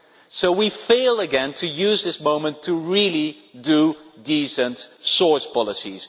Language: English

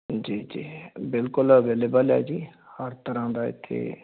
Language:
Punjabi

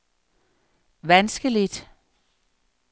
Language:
Danish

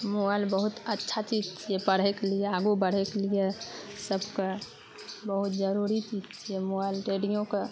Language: Maithili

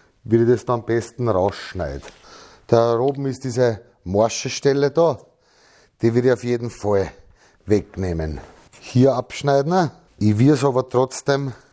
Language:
German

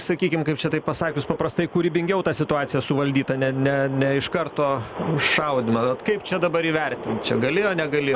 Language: Lithuanian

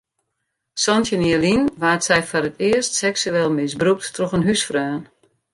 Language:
Western Frisian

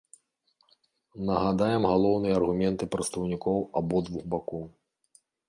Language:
Belarusian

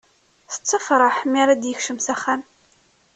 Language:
Kabyle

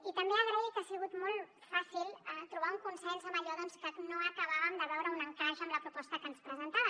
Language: Catalan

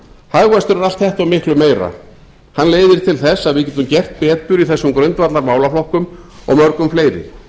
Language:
Icelandic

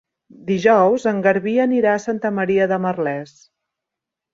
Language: Catalan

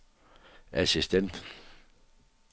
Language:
Danish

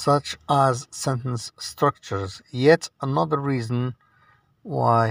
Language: English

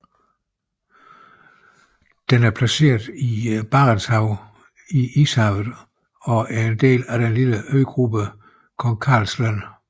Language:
Danish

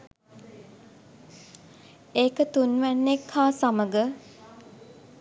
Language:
Sinhala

